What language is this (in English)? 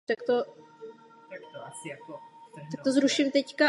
Czech